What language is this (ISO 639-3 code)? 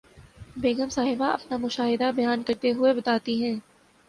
urd